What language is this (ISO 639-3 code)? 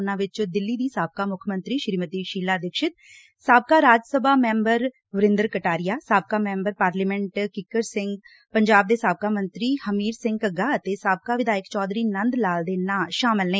pan